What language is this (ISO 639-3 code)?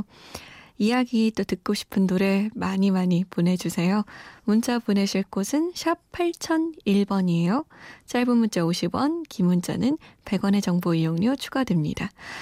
kor